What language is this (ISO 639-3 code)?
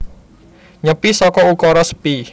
jav